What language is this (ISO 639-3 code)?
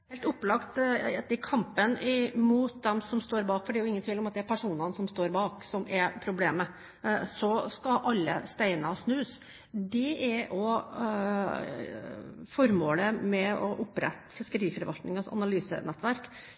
nob